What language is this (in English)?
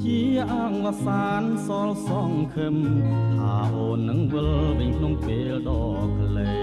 Thai